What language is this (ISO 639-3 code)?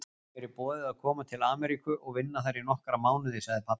isl